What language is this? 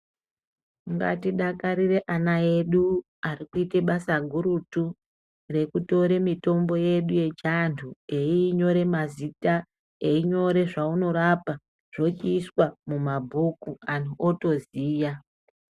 Ndau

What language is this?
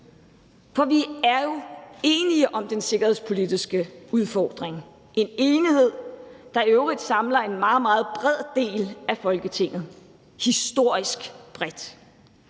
Danish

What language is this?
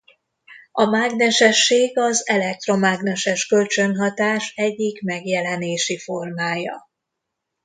Hungarian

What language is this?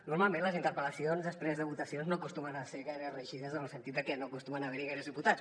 Catalan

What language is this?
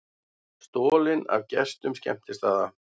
Icelandic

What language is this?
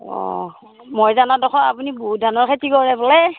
Assamese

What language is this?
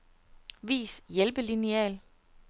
Danish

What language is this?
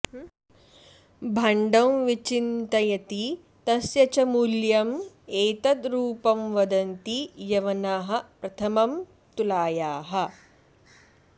Sanskrit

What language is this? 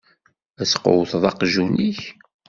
Kabyle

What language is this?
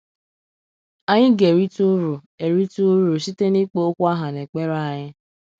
Igbo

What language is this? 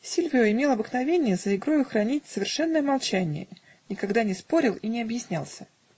Russian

